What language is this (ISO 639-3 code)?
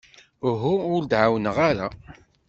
kab